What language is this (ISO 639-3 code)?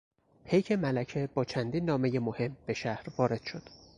fas